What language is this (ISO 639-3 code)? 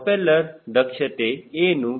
kan